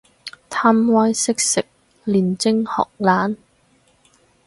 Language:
Cantonese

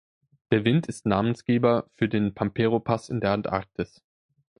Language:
German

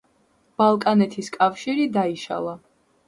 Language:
Georgian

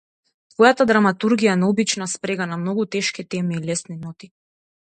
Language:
Macedonian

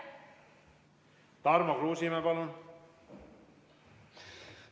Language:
Estonian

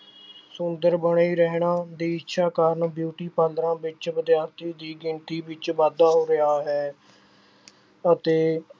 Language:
Punjabi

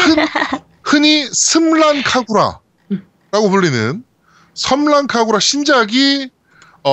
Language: Korean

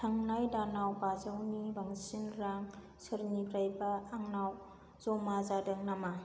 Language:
Bodo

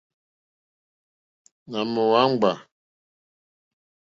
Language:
Mokpwe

